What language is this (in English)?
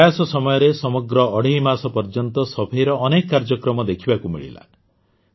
Odia